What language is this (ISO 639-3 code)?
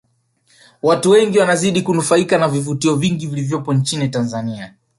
swa